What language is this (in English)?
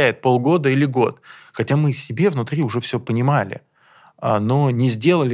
Russian